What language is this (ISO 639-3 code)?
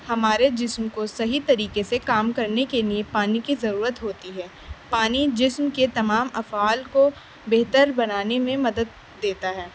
urd